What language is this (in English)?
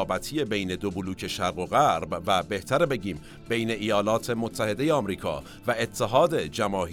Persian